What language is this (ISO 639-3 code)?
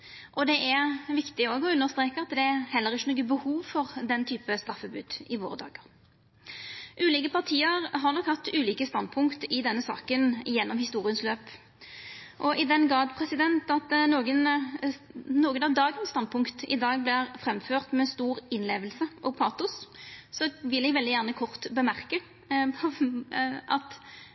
nno